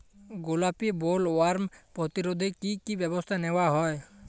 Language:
Bangla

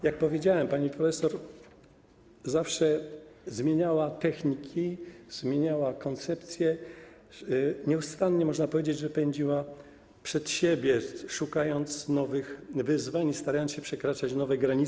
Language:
Polish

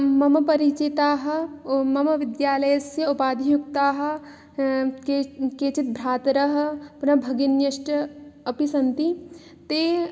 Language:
Sanskrit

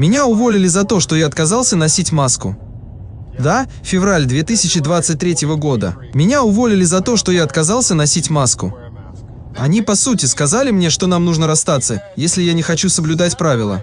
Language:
Russian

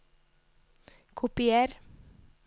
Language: Norwegian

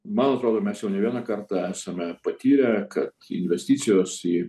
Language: Lithuanian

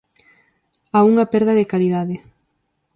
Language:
Galician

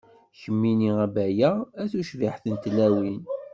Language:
Kabyle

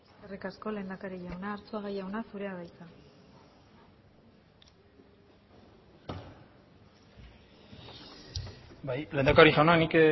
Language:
Basque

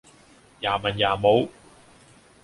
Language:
Cantonese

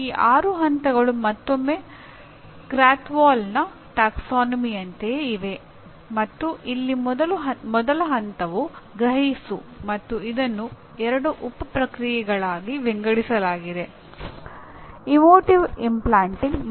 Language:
Kannada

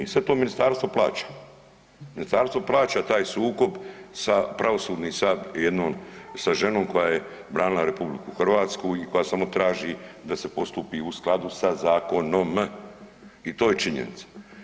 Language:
Croatian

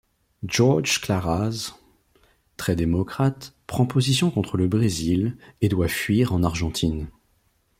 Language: French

